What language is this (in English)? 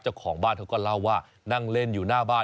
Thai